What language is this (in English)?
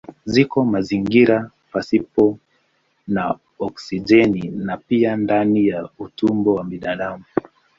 Swahili